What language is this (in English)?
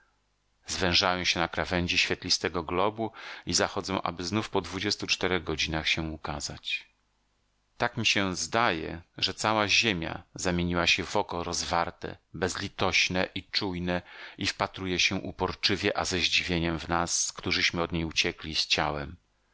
Polish